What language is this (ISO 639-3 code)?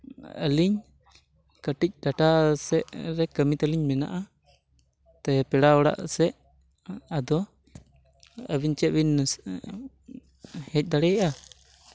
sat